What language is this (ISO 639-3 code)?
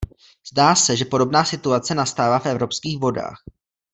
ces